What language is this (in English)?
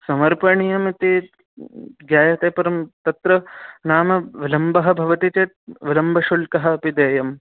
Sanskrit